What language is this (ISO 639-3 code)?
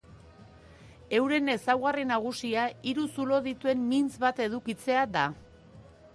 eus